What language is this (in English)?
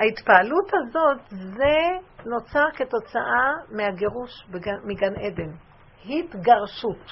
Hebrew